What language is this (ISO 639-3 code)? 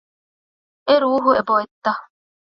div